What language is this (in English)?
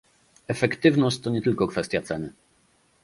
Polish